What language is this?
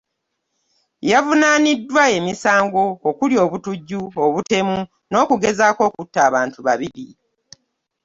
Ganda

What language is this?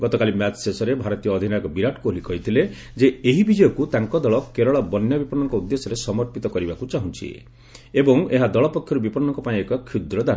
Odia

